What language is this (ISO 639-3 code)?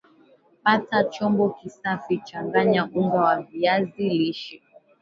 swa